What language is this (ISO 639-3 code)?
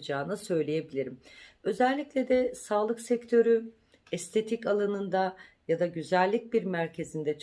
tur